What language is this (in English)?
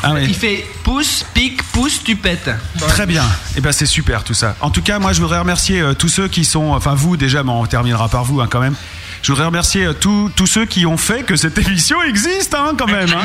French